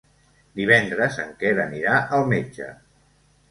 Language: Catalan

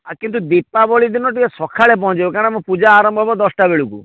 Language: Odia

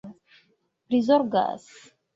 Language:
Esperanto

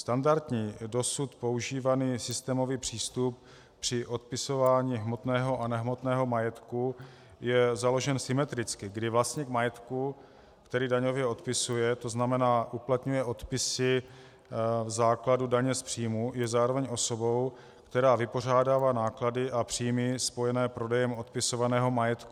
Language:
Czech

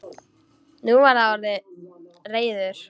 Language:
Icelandic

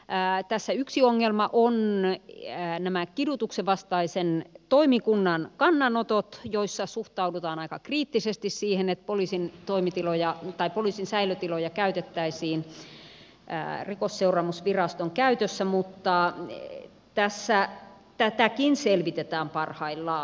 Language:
Finnish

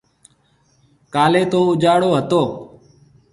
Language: Marwari (Pakistan)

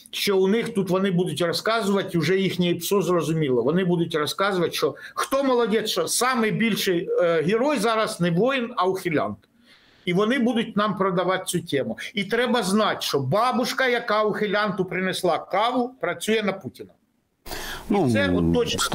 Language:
Ukrainian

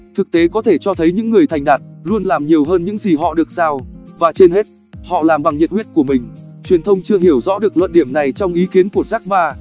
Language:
Vietnamese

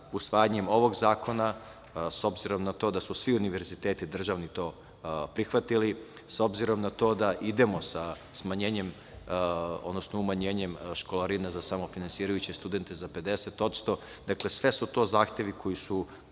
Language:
Serbian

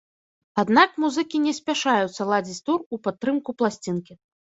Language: Belarusian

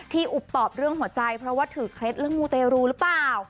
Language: Thai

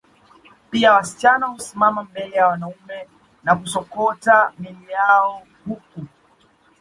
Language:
Swahili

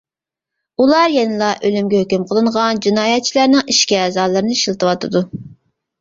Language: Uyghur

